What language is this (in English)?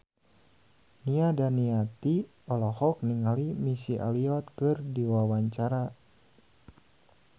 Sundanese